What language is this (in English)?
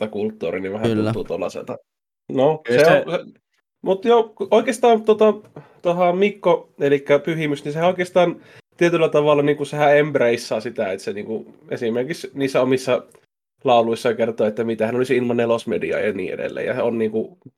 Finnish